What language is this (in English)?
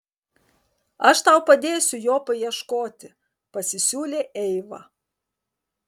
Lithuanian